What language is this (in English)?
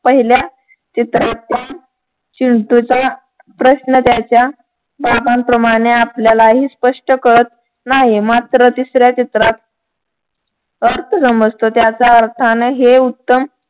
Marathi